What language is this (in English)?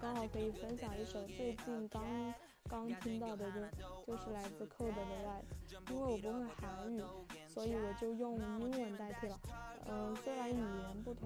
Chinese